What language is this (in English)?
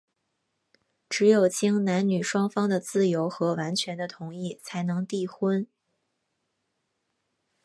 Chinese